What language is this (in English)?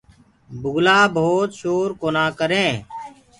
Gurgula